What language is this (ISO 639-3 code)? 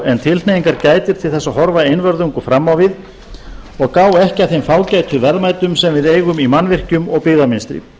isl